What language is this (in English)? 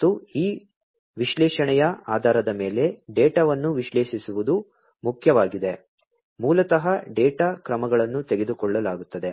Kannada